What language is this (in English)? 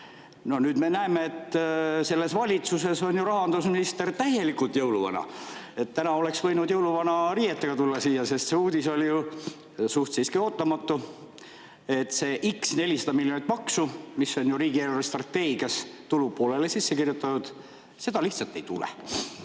Estonian